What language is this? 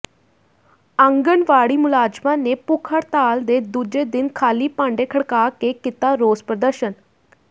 Punjabi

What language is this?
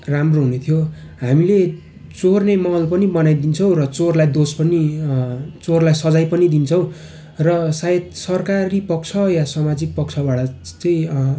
Nepali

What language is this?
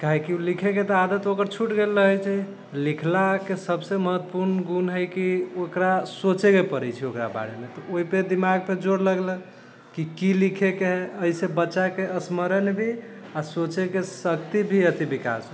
Maithili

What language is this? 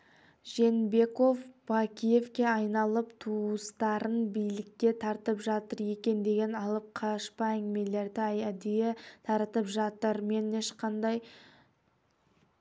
Kazakh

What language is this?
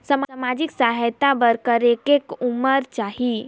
Chhattisgarhi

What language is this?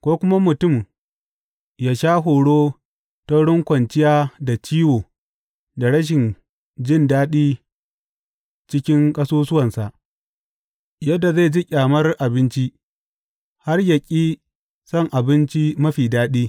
Hausa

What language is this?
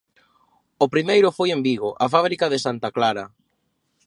Galician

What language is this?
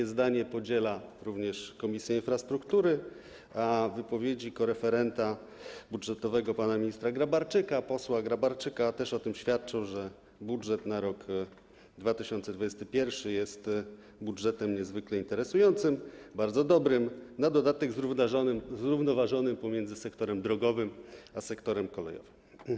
Polish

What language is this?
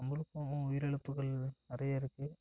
Tamil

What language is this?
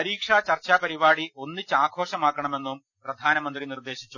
Malayalam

